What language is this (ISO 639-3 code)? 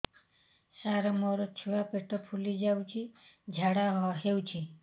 ori